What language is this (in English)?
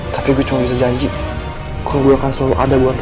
Indonesian